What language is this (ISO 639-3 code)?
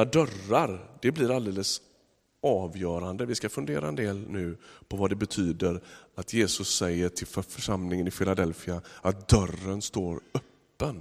swe